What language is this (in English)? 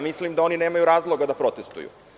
Serbian